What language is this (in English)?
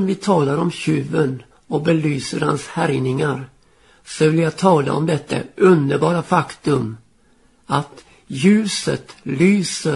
Swedish